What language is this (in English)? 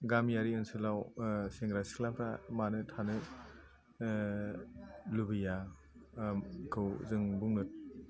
Bodo